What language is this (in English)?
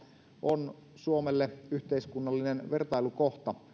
Finnish